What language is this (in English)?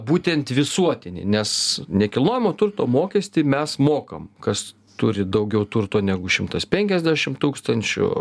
Lithuanian